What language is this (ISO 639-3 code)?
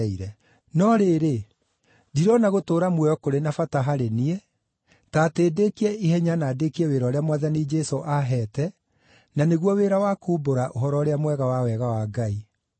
kik